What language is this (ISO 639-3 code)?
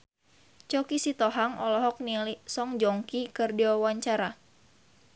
sun